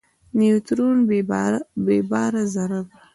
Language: Pashto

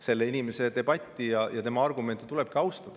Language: Estonian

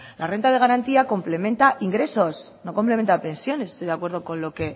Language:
Spanish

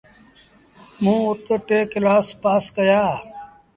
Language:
Sindhi Bhil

